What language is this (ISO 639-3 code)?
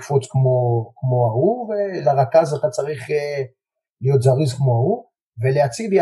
heb